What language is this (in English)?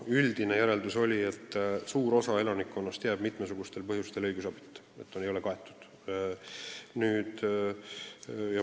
Estonian